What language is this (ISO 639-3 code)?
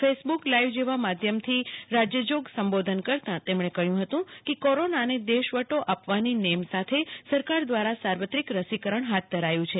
guj